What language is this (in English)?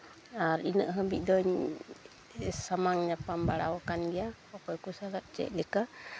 Santali